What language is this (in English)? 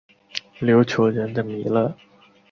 Chinese